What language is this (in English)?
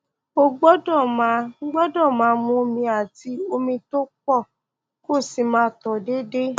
Yoruba